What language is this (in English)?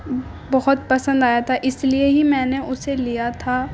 Urdu